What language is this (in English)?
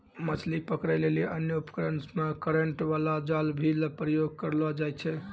Maithili